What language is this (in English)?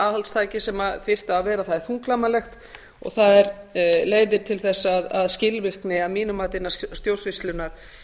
Icelandic